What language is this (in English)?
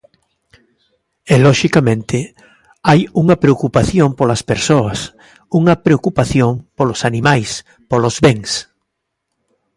Galician